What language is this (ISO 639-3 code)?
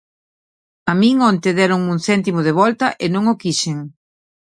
glg